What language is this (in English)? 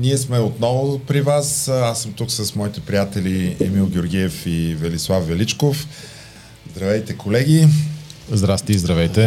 Bulgarian